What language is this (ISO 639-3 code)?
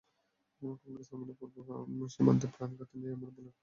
ben